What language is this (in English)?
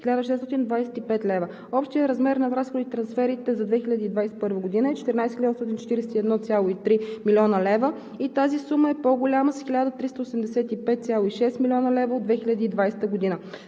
Bulgarian